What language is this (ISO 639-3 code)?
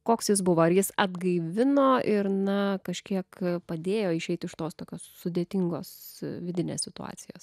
lit